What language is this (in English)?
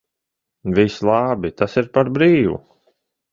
Latvian